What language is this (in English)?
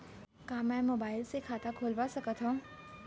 Chhattisgarhi